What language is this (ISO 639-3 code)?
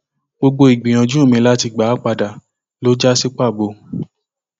yor